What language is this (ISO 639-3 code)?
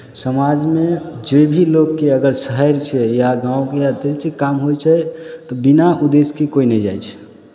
mai